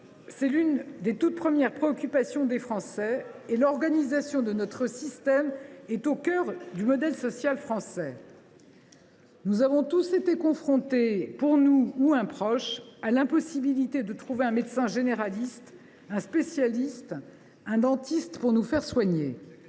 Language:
French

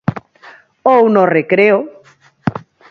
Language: Galician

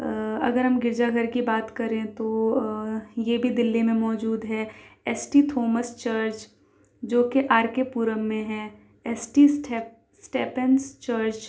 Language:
Urdu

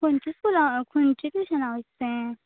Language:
Konkani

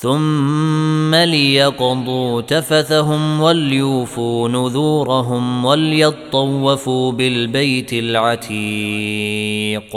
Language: Arabic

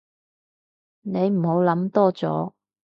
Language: Cantonese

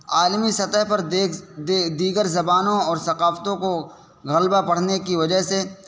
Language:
Urdu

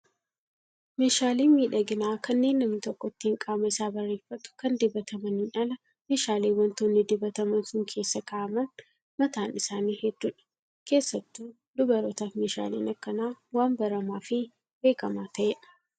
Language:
Oromo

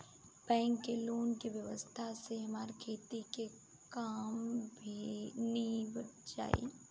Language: Bhojpuri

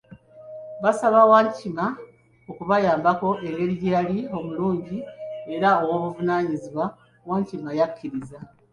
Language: Ganda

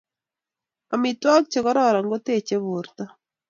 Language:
Kalenjin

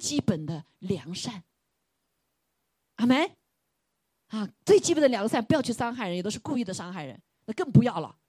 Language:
Chinese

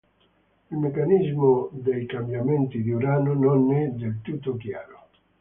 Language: Italian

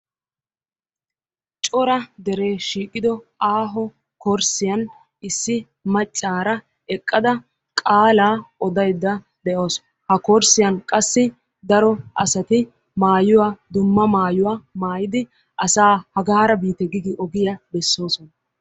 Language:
Wolaytta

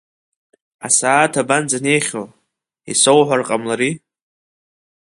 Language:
Abkhazian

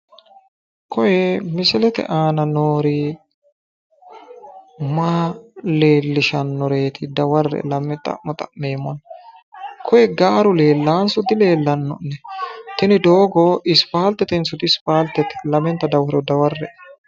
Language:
Sidamo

